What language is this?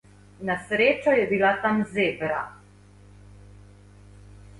Slovenian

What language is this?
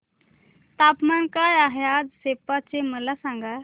Marathi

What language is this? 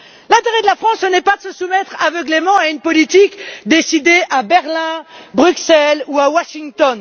French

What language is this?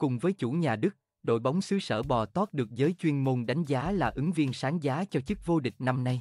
Vietnamese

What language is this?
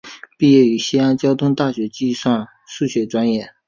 Chinese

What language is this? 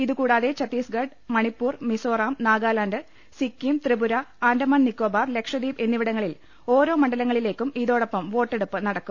Malayalam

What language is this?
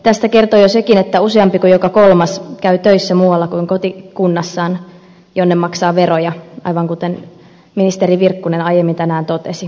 Finnish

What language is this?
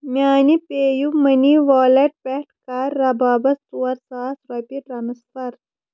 Kashmiri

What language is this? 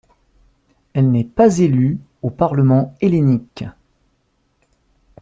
French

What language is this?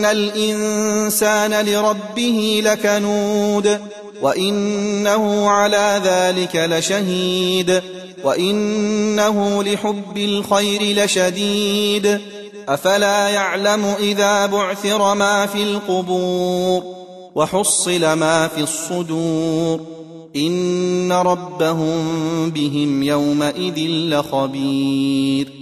Arabic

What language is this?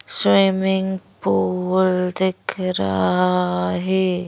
Hindi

